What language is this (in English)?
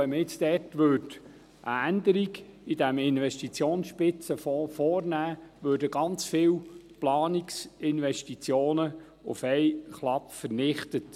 Swiss German